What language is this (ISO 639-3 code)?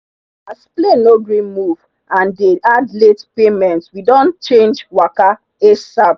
pcm